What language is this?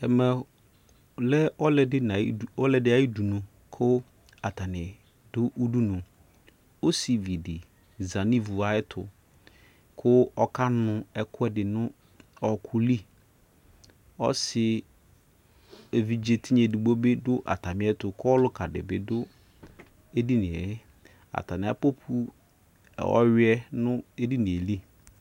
Ikposo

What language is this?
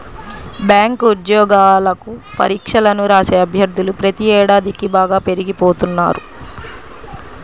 Telugu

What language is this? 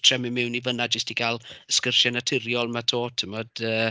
Welsh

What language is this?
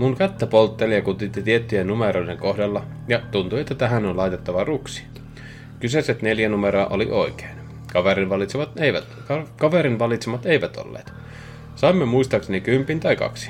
Finnish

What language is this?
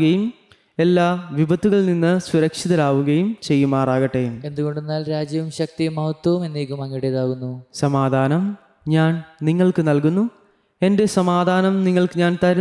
Malayalam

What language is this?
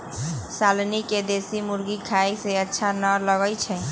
Magahi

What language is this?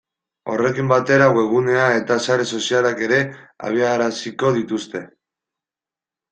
Basque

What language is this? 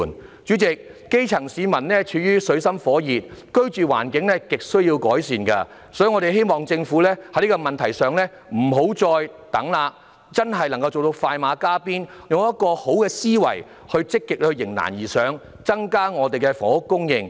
Cantonese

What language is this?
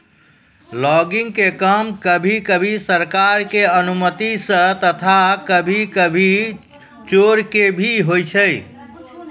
Maithili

